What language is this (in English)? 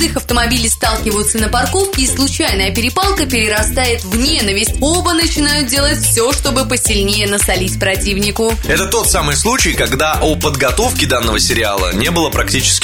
Russian